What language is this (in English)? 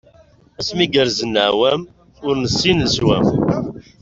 Kabyle